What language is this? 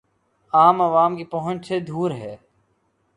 Urdu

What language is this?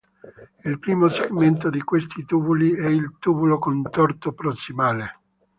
Italian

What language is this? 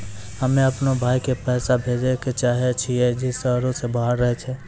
Maithili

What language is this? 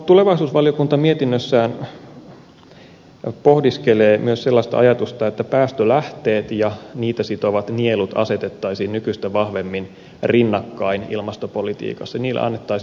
Finnish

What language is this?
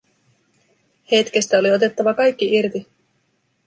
Finnish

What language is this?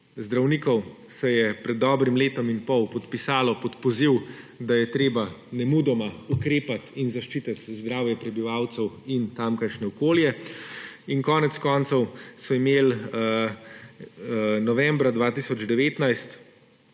Slovenian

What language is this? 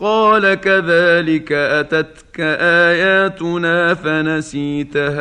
Arabic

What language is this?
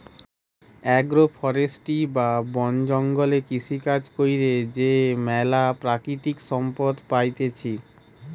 Bangla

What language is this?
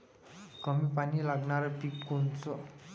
Marathi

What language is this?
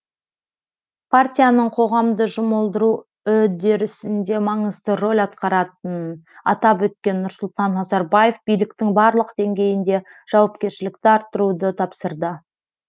Kazakh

